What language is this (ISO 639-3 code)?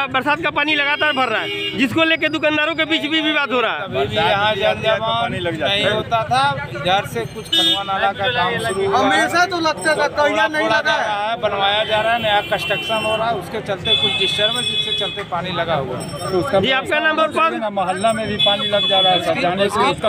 hin